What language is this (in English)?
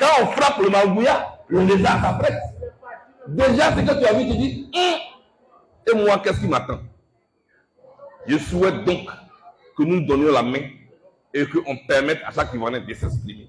French